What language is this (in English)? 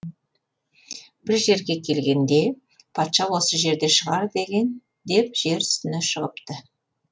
Kazakh